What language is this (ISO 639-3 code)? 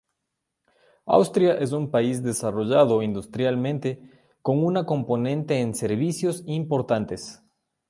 spa